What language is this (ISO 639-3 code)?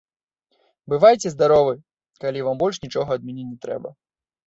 bel